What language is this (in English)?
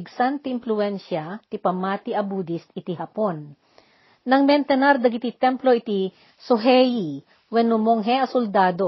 Filipino